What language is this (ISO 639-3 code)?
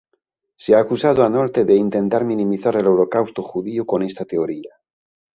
spa